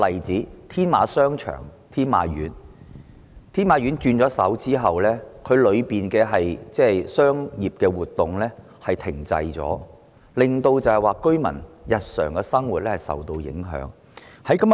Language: Cantonese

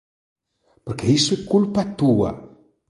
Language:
Galician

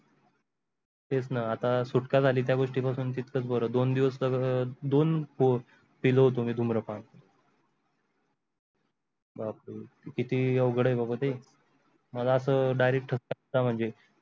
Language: Marathi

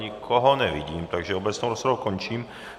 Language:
Czech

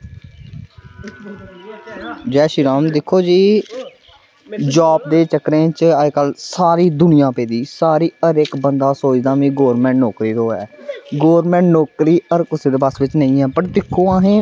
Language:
Dogri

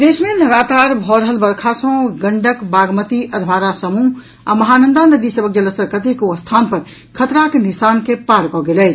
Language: Maithili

